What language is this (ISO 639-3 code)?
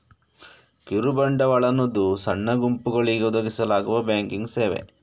kan